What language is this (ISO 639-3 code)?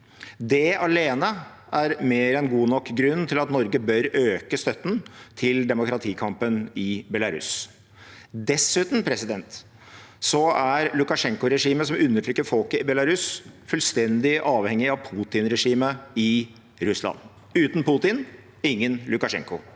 nor